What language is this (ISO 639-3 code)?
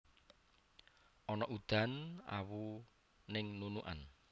jav